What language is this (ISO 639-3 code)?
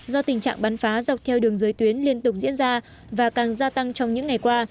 vie